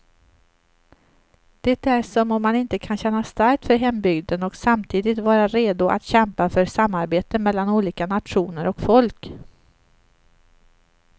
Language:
Swedish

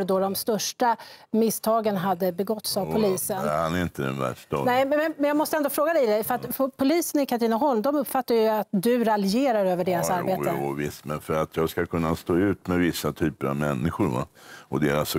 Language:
Swedish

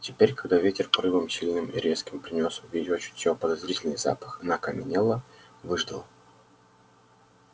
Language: Russian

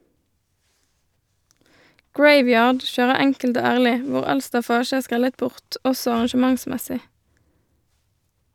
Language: Norwegian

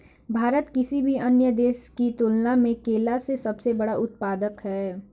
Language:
Bhojpuri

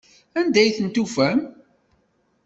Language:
Kabyle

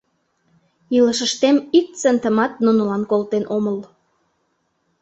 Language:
Mari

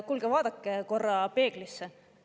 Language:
Estonian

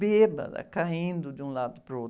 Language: Portuguese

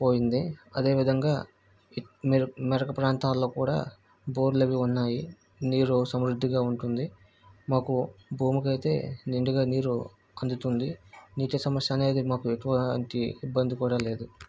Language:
Telugu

